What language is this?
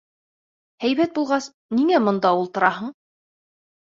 Bashkir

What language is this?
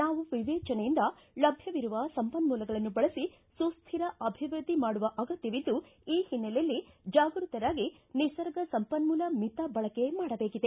Kannada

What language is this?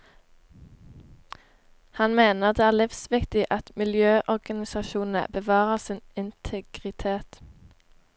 Norwegian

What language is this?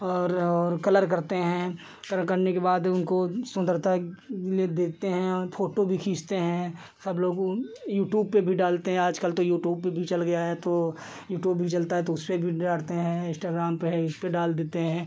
Hindi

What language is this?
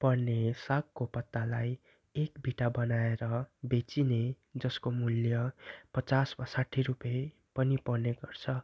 Nepali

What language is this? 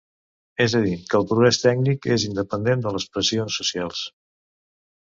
Catalan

